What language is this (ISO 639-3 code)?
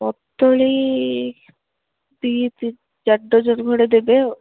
ori